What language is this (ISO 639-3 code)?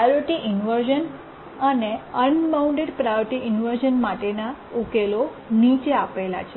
guj